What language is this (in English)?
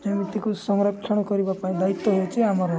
Odia